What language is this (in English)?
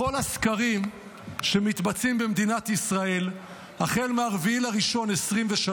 Hebrew